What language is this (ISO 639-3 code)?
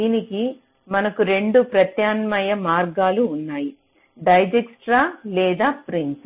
tel